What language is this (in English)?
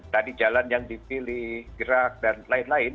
Indonesian